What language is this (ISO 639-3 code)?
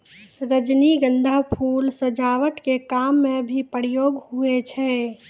mai